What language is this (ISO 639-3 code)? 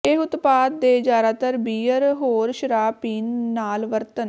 pan